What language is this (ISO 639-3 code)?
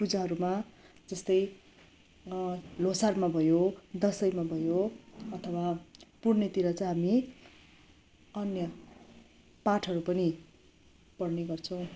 nep